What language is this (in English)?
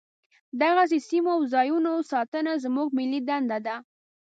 Pashto